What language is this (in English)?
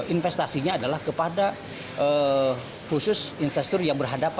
Indonesian